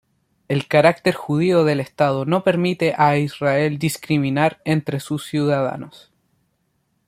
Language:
Spanish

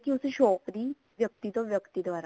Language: Punjabi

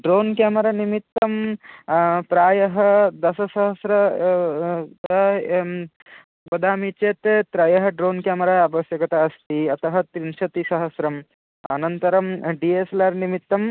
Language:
Sanskrit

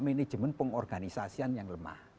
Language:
Indonesian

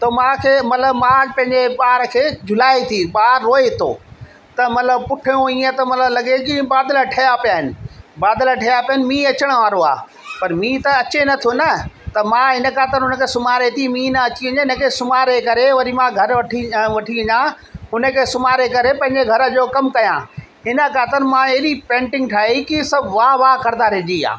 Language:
Sindhi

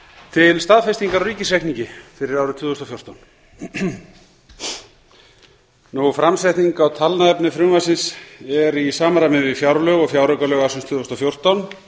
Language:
Icelandic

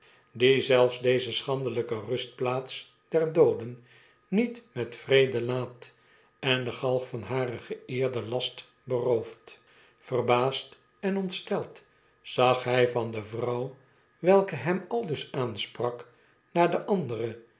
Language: Dutch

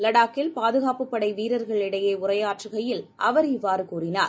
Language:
Tamil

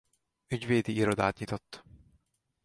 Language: Hungarian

